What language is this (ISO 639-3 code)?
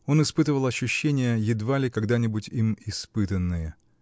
rus